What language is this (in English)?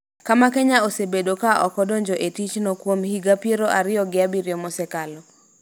Luo (Kenya and Tanzania)